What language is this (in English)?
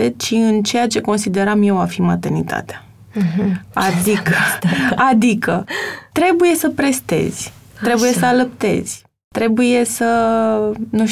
Romanian